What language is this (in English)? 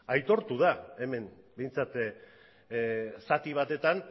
Basque